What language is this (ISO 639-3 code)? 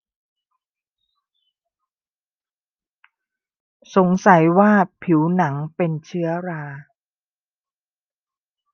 tha